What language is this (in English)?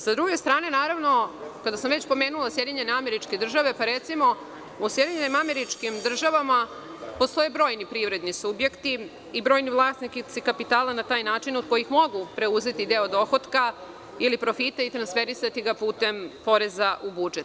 Serbian